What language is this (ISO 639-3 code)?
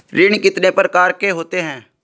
hin